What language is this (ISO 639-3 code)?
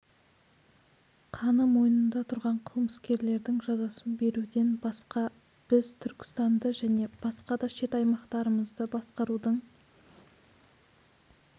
kaz